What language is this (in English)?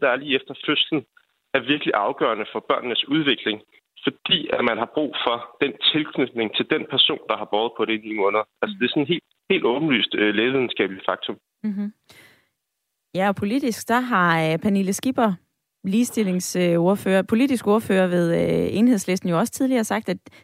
Danish